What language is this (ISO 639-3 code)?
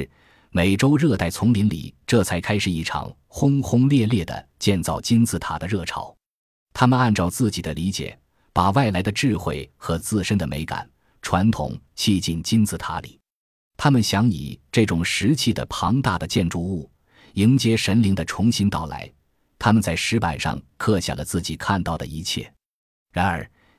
zho